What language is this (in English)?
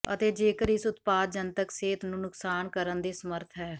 Punjabi